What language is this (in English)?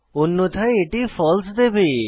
Bangla